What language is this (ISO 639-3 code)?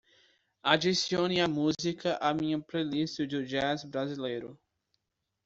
por